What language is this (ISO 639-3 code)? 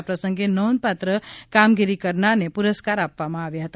guj